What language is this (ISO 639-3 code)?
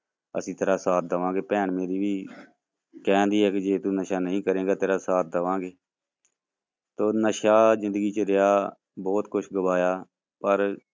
pan